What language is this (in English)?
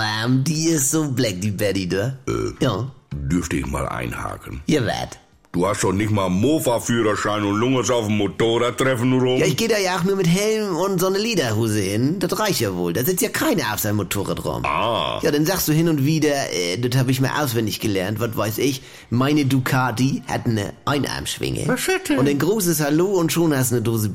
German